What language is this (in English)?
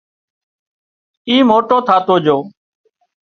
Wadiyara Koli